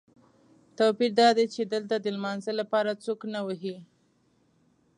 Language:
Pashto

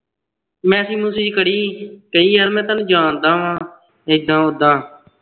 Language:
Punjabi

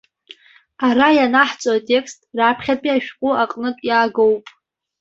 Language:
Abkhazian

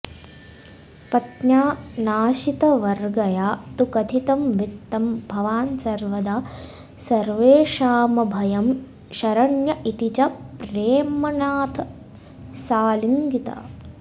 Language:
Sanskrit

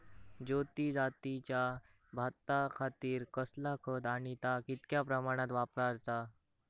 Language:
Marathi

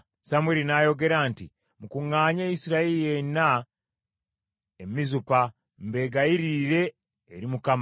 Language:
Ganda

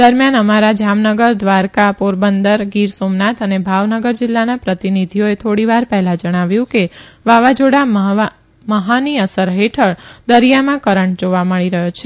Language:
Gujarati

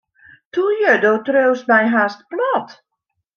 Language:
Western Frisian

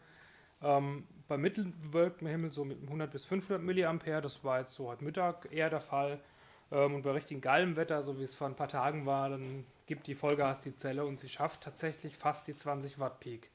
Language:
German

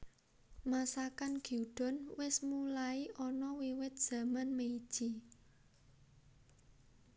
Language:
Javanese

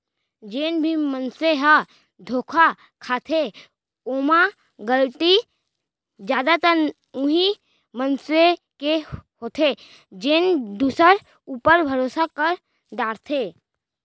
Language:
Chhattisgarhi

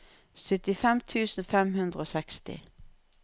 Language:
Norwegian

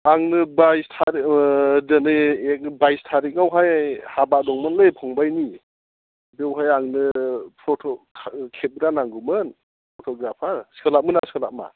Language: Bodo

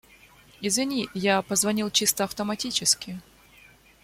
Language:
Russian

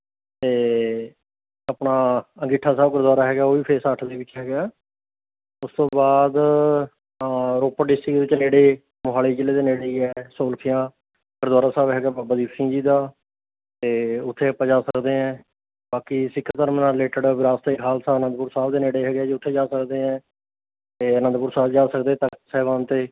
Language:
Punjabi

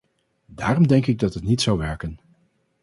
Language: Dutch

